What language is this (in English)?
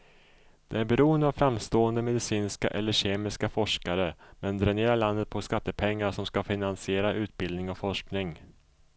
Swedish